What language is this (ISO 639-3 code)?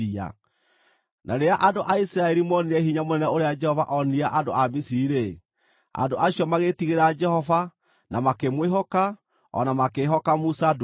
kik